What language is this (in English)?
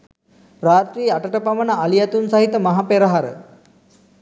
Sinhala